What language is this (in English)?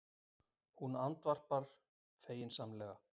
Icelandic